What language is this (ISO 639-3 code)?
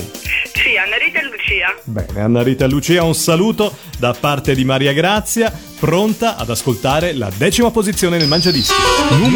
ita